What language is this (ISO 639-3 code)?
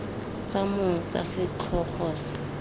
tsn